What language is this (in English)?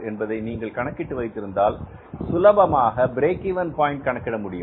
Tamil